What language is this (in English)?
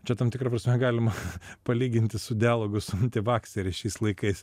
Lithuanian